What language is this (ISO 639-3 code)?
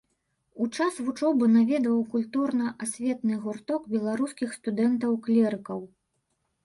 bel